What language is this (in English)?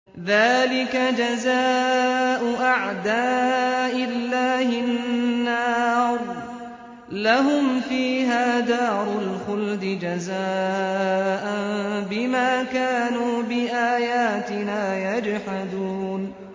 Arabic